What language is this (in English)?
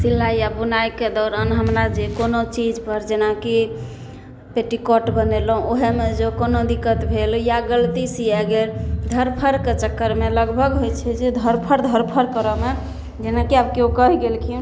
Maithili